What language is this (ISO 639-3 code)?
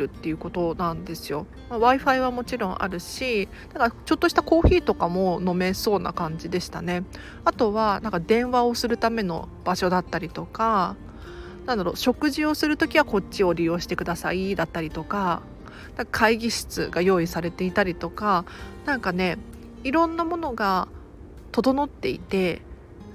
jpn